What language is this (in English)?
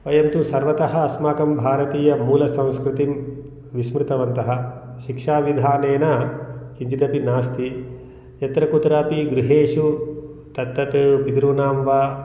Sanskrit